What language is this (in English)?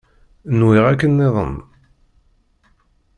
Kabyle